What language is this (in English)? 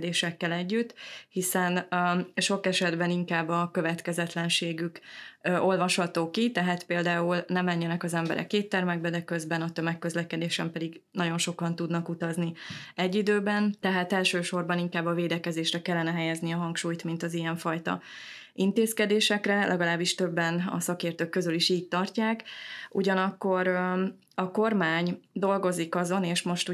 Hungarian